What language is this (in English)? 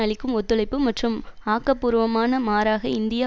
Tamil